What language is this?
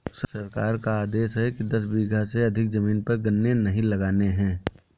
Hindi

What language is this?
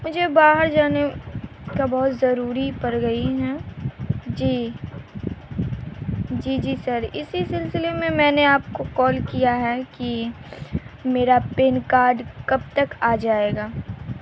Urdu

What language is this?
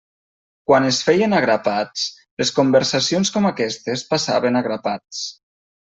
Catalan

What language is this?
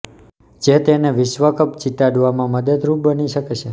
Gujarati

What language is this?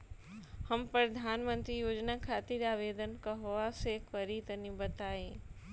Bhojpuri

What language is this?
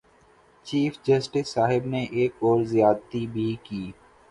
Urdu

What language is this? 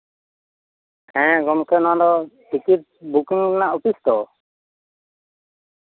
Santali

